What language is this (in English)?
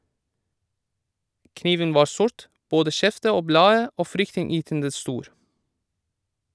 Norwegian